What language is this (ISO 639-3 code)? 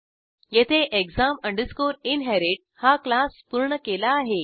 mar